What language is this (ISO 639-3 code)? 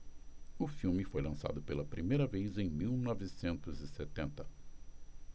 por